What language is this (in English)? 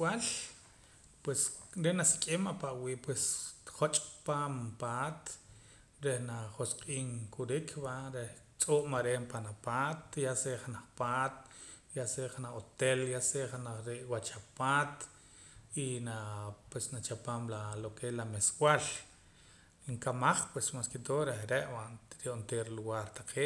Poqomam